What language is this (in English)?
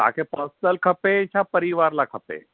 Sindhi